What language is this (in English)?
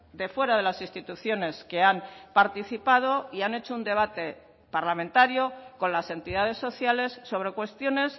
Spanish